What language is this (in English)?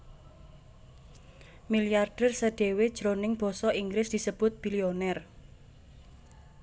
Javanese